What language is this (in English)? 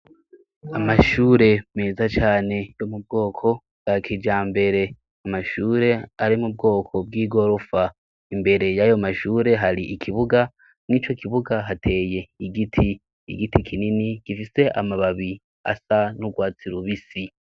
Rundi